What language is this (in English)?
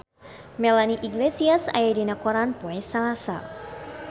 Sundanese